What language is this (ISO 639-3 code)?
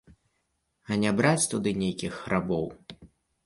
bel